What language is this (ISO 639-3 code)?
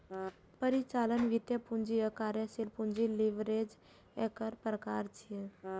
mai